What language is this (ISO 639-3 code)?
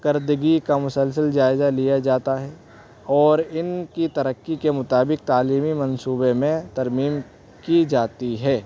urd